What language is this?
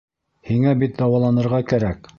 Bashkir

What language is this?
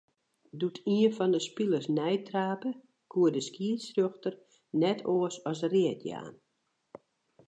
Western Frisian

